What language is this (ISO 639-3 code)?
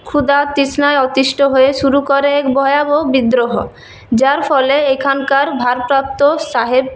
ben